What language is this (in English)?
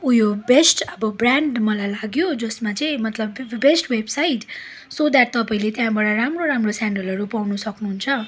Nepali